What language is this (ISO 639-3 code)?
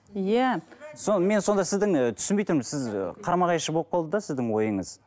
kaz